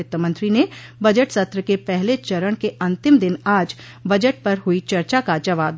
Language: Hindi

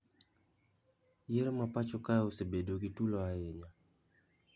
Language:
Luo (Kenya and Tanzania)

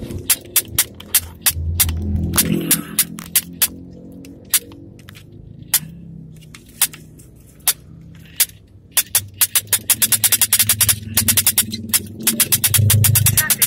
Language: Indonesian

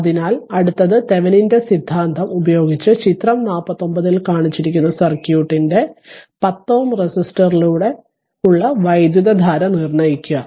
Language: Malayalam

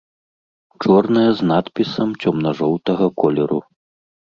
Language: Belarusian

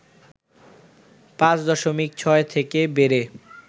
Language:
Bangla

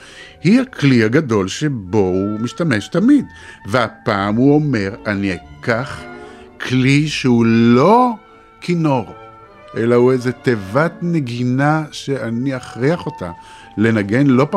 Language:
Hebrew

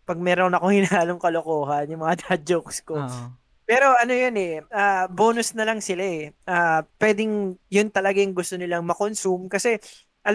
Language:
Filipino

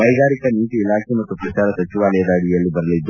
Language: Kannada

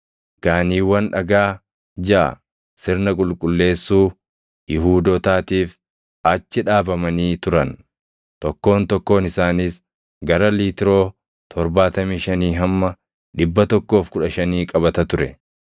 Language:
Oromo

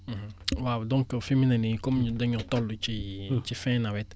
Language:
Wolof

